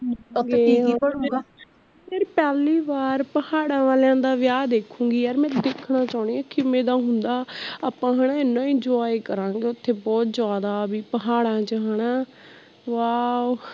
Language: Punjabi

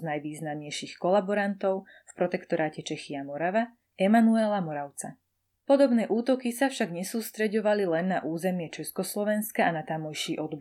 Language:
Slovak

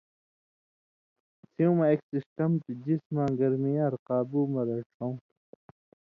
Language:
Indus Kohistani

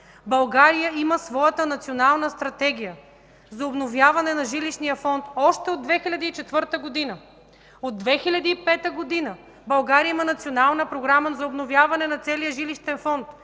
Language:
Bulgarian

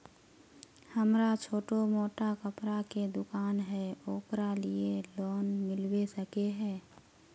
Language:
Magahi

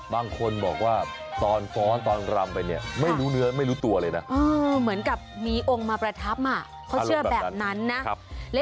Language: Thai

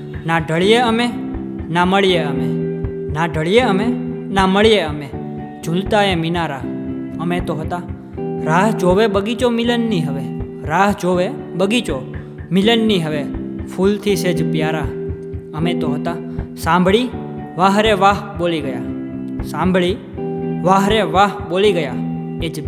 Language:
Gujarati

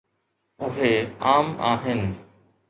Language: Sindhi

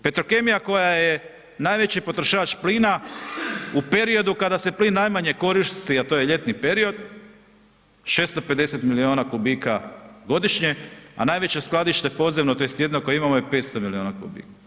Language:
Croatian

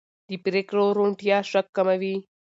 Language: Pashto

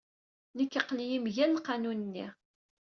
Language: Kabyle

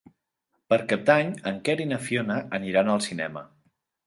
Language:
Catalan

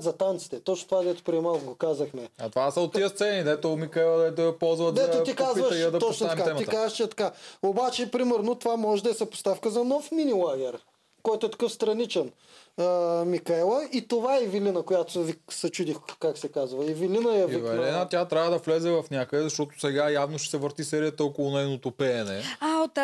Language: Bulgarian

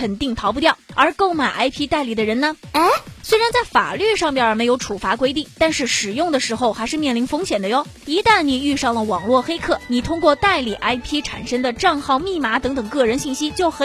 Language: Chinese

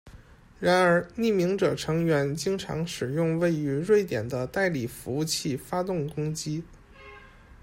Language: Chinese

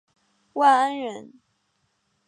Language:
Chinese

